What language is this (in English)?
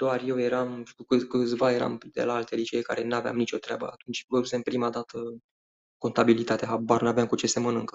Romanian